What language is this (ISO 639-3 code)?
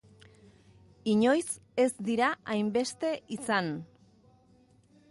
eus